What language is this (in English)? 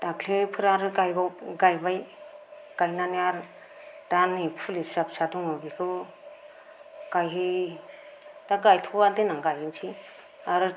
Bodo